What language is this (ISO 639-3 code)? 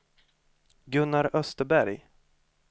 swe